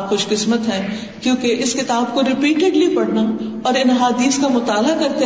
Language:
Urdu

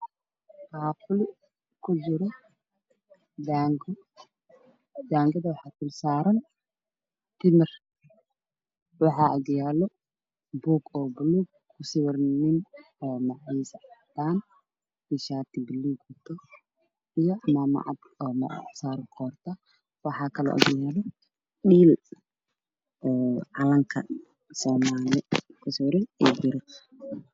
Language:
Somali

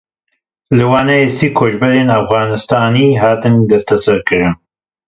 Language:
Kurdish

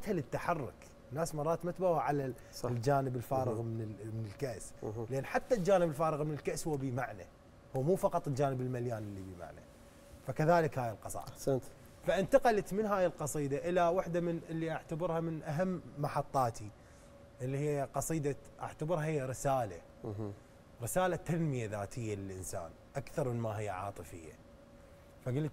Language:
Arabic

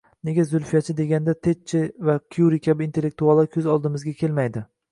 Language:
Uzbek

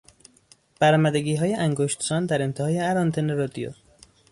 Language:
Persian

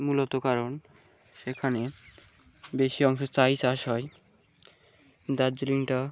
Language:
Bangla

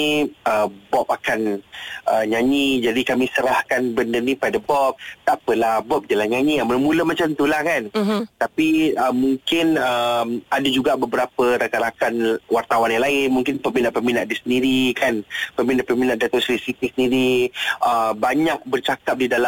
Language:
Malay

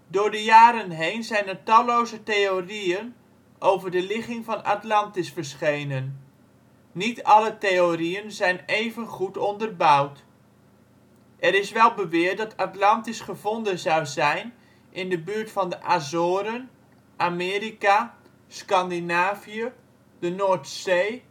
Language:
Dutch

